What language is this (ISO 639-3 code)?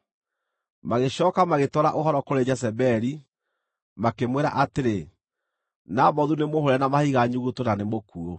kik